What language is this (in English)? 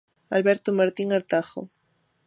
Galician